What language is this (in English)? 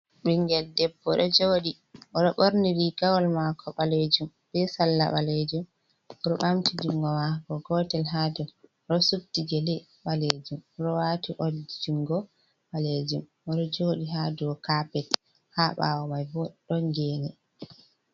Fula